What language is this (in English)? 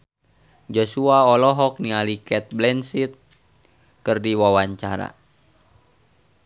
Sundanese